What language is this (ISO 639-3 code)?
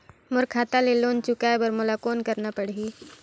hne